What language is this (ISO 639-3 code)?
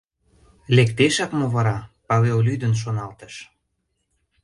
chm